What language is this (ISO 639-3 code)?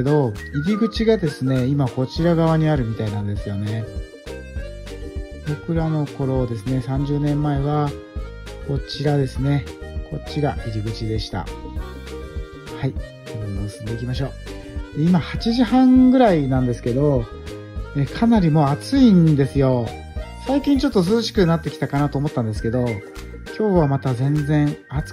jpn